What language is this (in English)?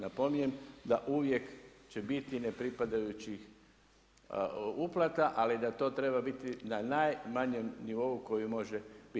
Croatian